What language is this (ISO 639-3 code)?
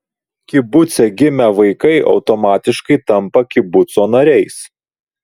lit